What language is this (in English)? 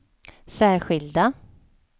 Swedish